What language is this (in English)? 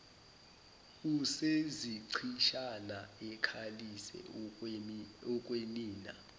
Zulu